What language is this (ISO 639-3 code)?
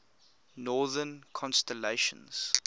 eng